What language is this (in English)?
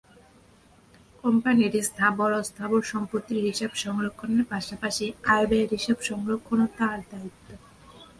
Bangla